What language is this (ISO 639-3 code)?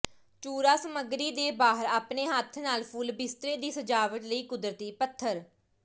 pan